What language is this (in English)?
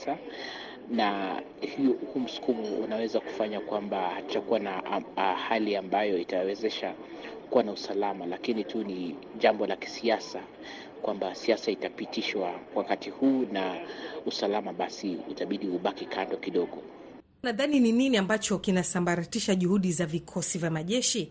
Swahili